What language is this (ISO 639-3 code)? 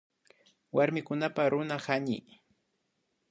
qvi